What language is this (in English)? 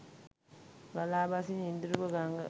Sinhala